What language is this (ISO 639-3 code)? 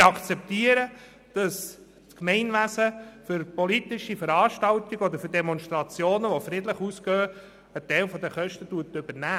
gsw